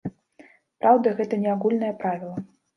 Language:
Belarusian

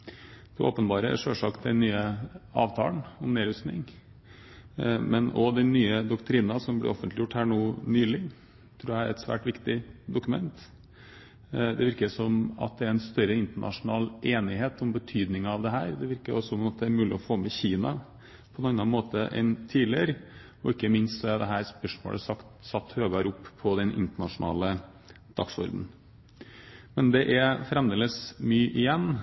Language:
Norwegian Bokmål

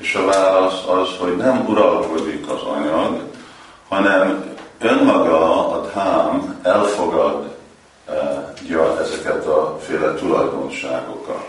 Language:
Hungarian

